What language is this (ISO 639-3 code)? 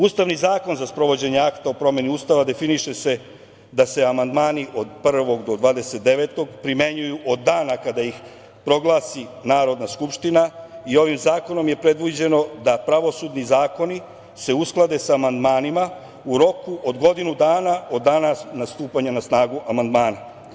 srp